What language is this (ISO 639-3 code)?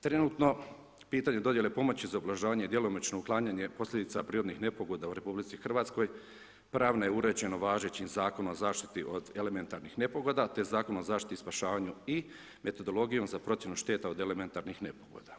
hrv